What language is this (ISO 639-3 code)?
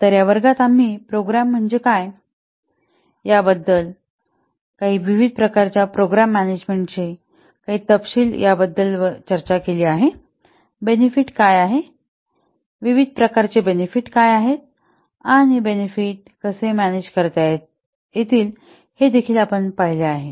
mar